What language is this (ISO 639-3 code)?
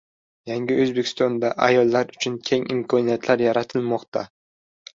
uzb